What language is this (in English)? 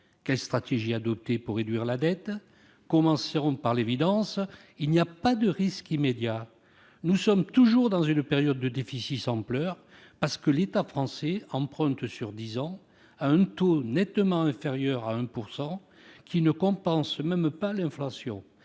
French